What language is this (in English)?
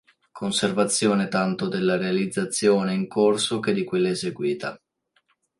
Italian